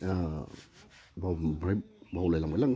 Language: Bodo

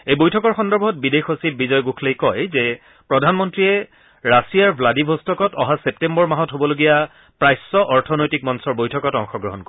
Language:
Assamese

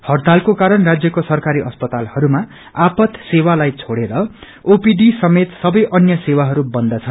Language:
Nepali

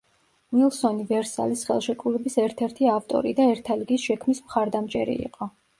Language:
Georgian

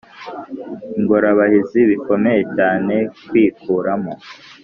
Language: Kinyarwanda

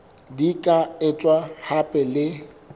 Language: Southern Sotho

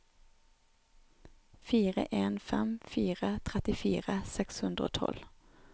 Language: Norwegian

